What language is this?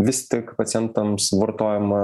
Lithuanian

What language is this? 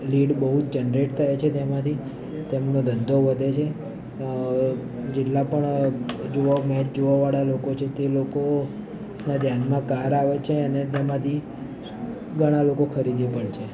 Gujarati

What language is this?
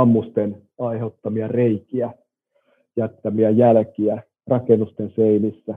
Finnish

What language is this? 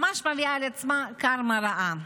Hebrew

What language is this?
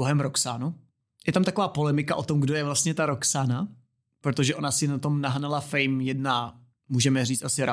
Czech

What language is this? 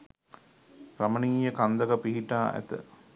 Sinhala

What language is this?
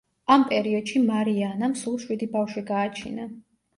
Georgian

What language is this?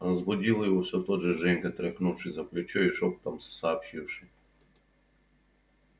Russian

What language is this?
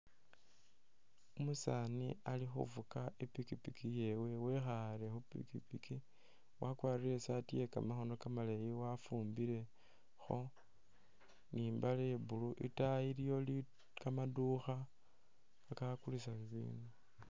Masaaba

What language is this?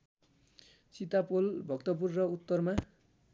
Nepali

